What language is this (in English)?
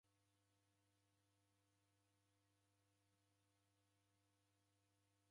Taita